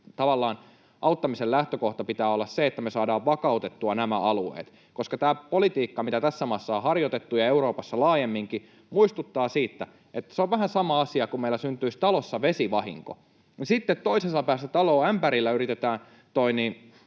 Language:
Finnish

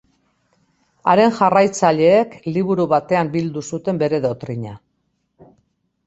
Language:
Basque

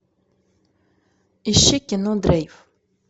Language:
Russian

